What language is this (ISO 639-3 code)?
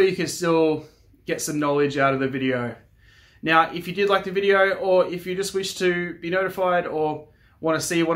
eng